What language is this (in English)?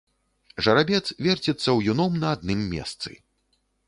Belarusian